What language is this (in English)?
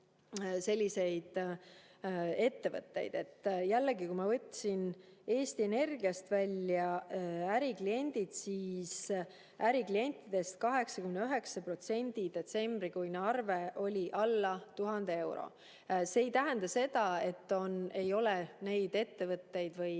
Estonian